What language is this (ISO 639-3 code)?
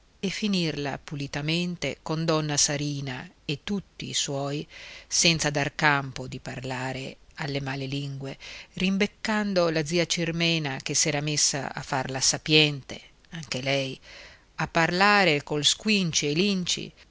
ita